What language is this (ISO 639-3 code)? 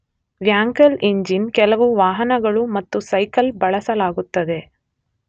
kan